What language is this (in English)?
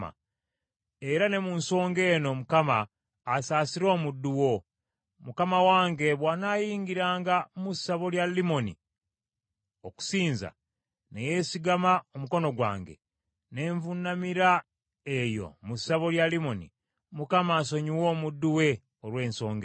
Ganda